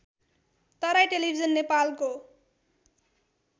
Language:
Nepali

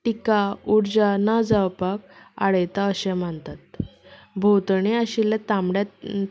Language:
Konkani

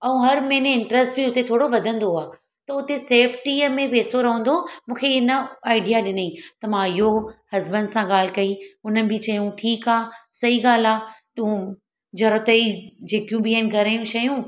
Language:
Sindhi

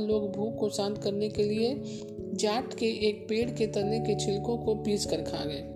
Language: Hindi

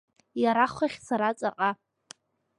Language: Abkhazian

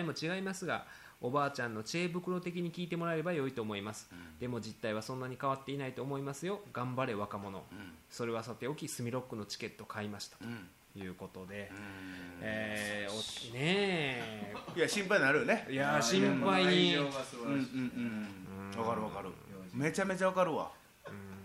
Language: Japanese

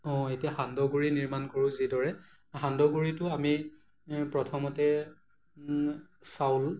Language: Assamese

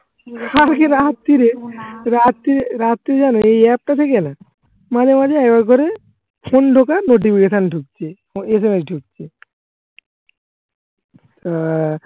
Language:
Bangla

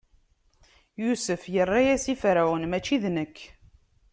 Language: Kabyle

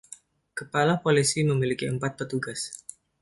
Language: Indonesian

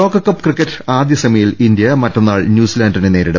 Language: Malayalam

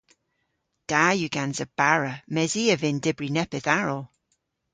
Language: Cornish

